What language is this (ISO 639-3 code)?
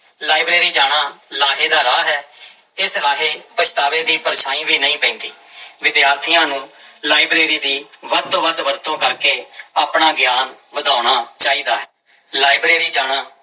pan